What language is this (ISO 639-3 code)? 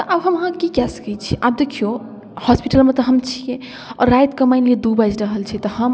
mai